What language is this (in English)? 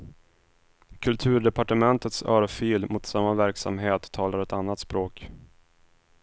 Swedish